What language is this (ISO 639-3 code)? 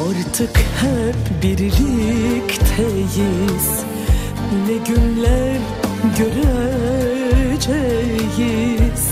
tur